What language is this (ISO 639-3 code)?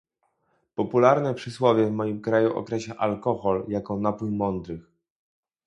pol